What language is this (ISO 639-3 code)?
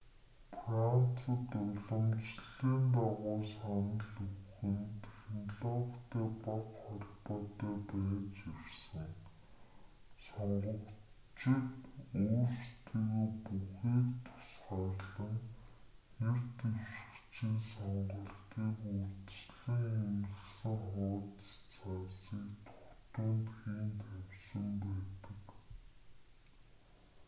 mon